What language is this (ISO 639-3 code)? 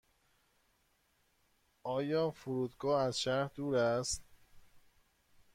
fas